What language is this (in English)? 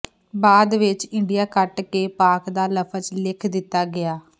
Punjabi